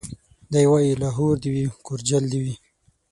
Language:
Pashto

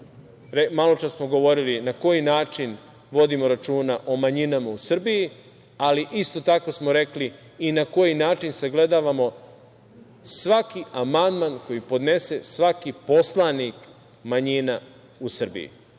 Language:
Serbian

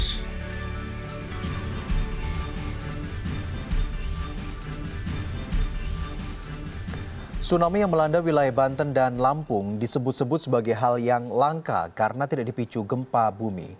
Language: Indonesian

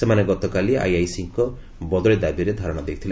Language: Odia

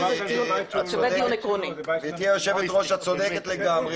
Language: Hebrew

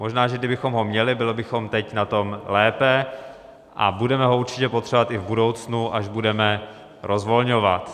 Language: Czech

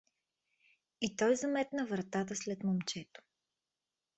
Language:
Bulgarian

